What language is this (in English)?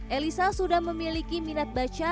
Indonesian